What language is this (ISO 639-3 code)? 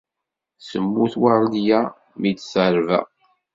kab